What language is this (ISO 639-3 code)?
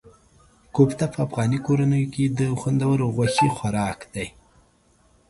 pus